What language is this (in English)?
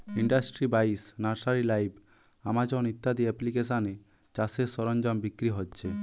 Bangla